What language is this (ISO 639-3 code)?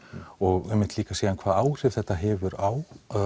isl